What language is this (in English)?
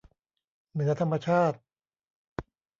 Thai